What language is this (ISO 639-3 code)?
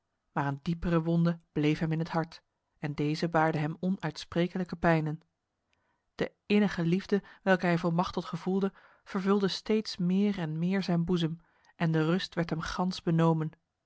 nld